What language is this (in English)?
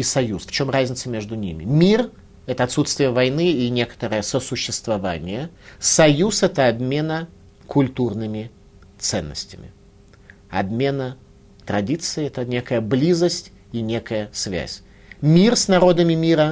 Russian